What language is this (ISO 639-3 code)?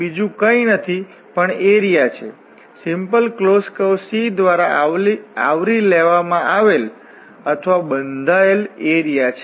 guj